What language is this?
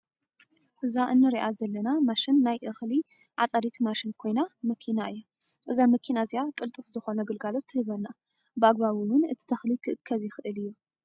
Tigrinya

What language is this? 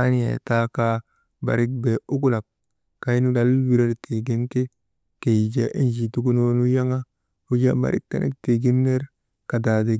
Maba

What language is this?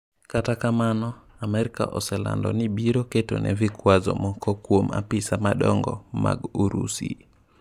Luo (Kenya and Tanzania)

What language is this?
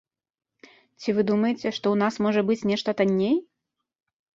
Belarusian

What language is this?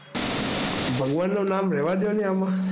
Gujarati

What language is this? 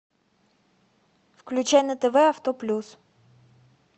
Russian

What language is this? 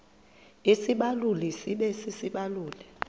Xhosa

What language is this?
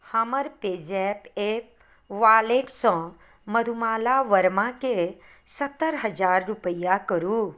Maithili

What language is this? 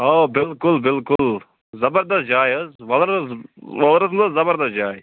Kashmiri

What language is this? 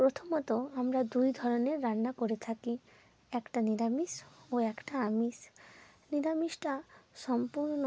Bangla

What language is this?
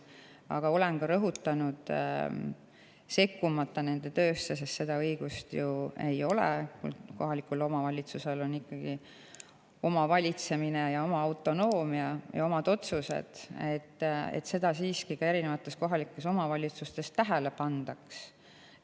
Estonian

